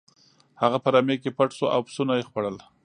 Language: Pashto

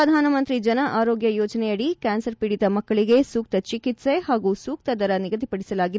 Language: Kannada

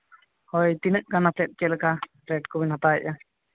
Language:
Santali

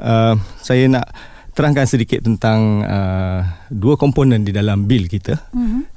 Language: Malay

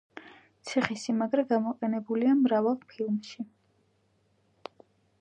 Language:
Georgian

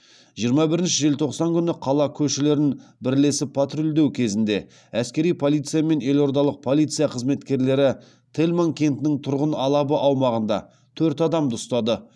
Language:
Kazakh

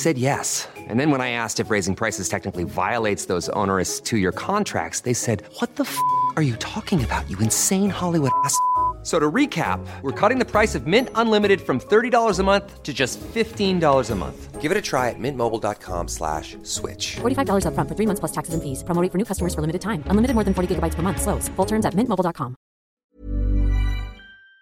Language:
Swedish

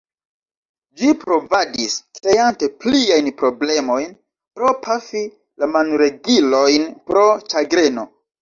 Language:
Esperanto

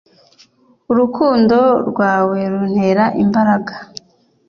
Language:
Kinyarwanda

